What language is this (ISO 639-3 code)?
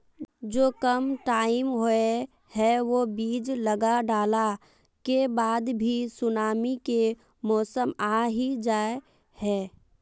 mag